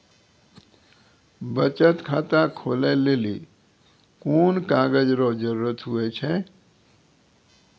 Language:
Maithili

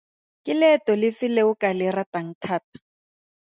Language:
Tswana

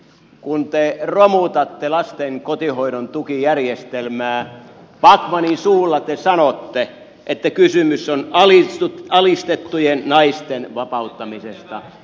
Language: Finnish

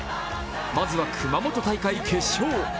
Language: Japanese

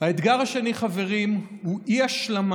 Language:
Hebrew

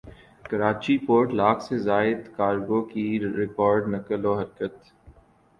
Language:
Urdu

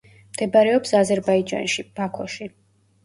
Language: Georgian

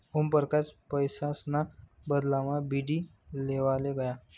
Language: Marathi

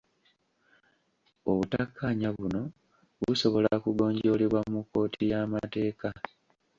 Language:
Ganda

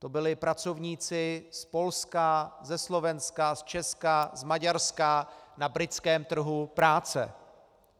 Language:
Czech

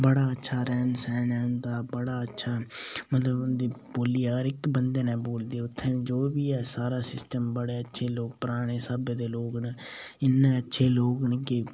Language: Dogri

